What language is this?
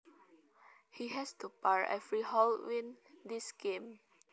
Javanese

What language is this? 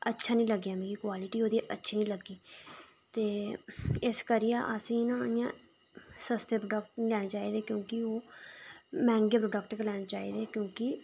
Dogri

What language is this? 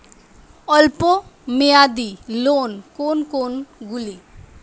Bangla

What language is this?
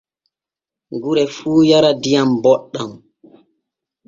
Borgu Fulfulde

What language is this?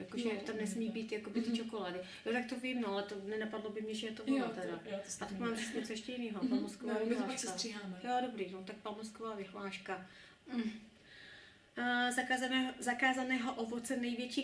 Czech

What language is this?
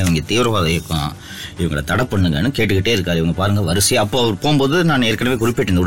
Tamil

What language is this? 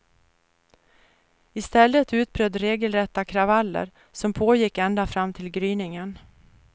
Swedish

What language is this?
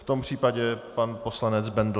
Czech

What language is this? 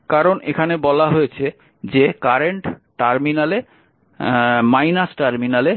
Bangla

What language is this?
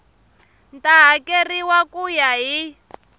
Tsonga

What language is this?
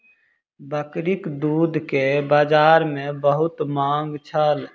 Maithili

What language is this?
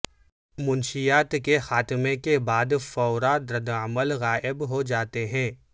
Urdu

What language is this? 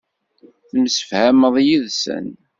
Kabyle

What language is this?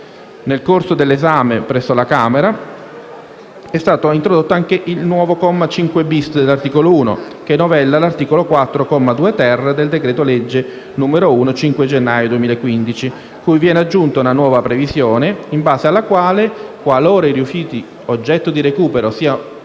Italian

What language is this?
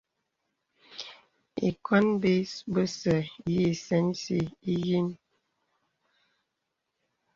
Bebele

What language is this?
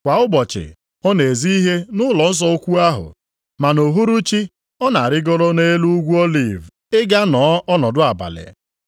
Igbo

